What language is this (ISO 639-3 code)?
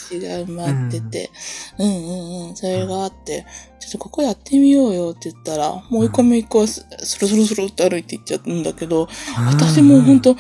jpn